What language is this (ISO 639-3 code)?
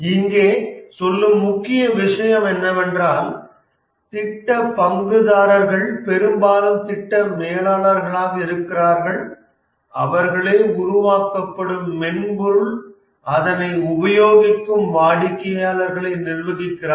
tam